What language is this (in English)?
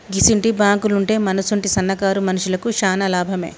Telugu